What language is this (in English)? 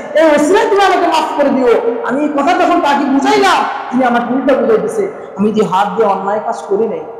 Arabic